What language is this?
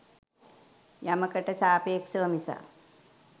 Sinhala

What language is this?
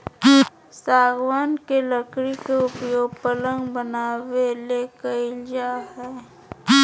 Magahi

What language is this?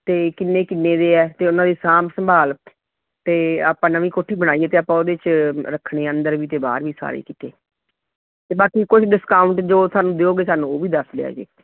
Punjabi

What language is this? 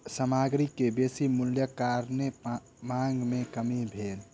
Maithili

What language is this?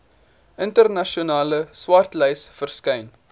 Afrikaans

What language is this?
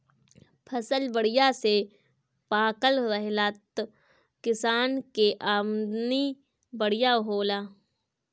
Bhojpuri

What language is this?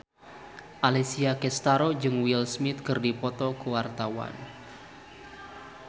Sundanese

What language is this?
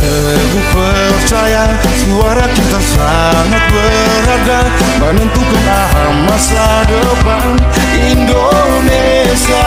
Romanian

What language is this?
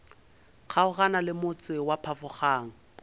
Northern Sotho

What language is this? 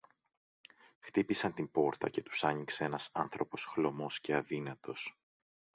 Greek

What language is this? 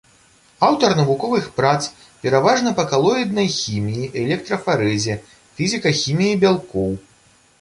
Belarusian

